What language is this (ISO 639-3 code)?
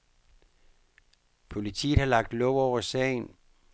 dan